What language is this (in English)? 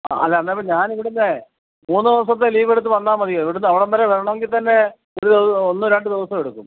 Malayalam